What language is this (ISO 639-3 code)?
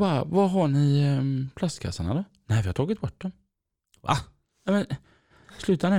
swe